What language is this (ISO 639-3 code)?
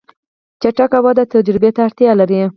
pus